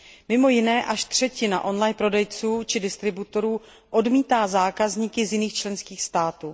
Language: Czech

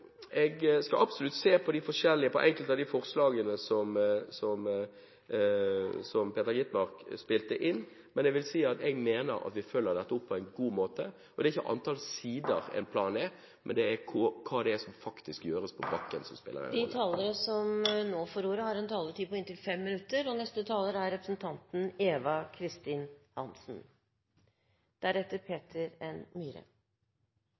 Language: Norwegian Bokmål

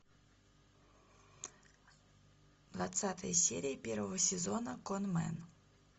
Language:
Russian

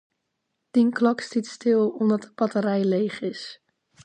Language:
Western Frisian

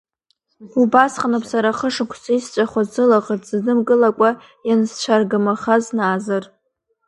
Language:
Abkhazian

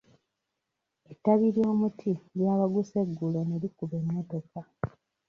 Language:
Ganda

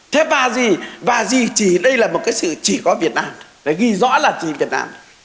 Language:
Vietnamese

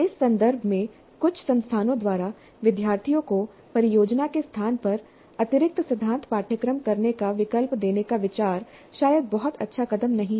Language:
Hindi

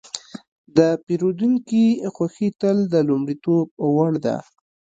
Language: Pashto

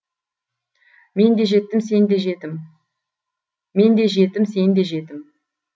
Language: Kazakh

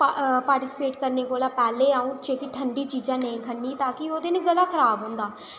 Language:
Dogri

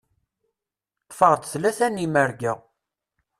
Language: Kabyle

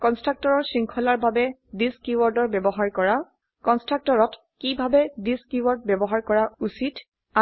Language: Assamese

